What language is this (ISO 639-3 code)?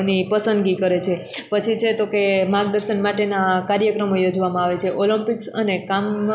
guj